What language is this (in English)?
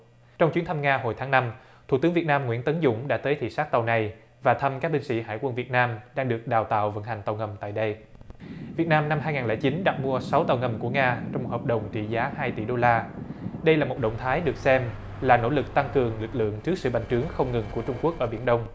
Vietnamese